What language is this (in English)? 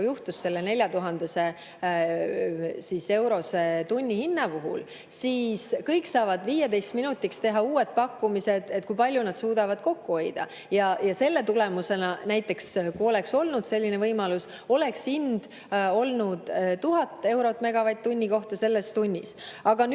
Estonian